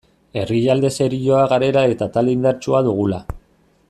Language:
Basque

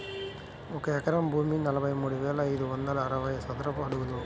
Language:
Telugu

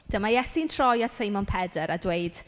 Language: Welsh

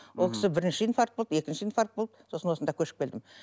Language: Kazakh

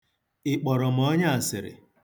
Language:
Igbo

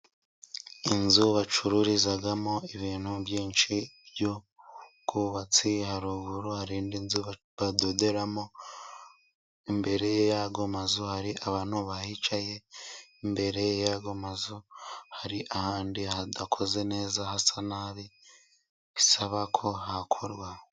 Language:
Kinyarwanda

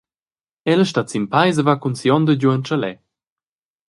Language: Romansh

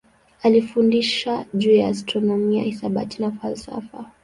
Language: Swahili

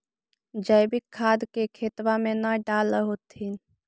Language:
Magahi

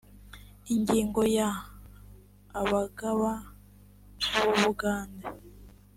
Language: Kinyarwanda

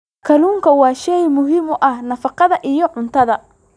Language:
Somali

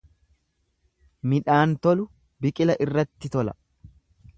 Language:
Oromo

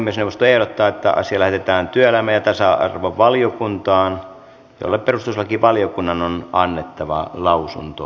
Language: Finnish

